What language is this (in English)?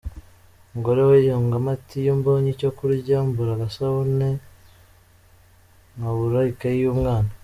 Kinyarwanda